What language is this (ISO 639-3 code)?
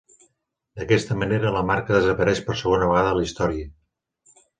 cat